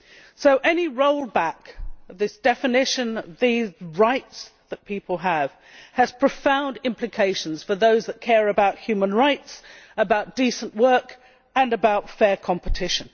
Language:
English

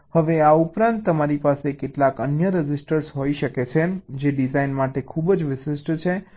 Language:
Gujarati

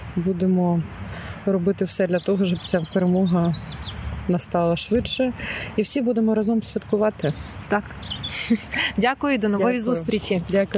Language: Ukrainian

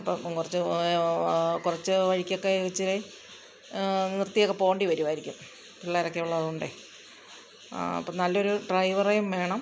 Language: Malayalam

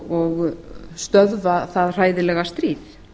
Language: Icelandic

